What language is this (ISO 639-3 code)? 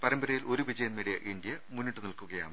mal